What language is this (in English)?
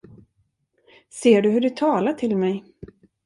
Swedish